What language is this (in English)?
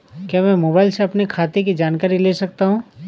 Hindi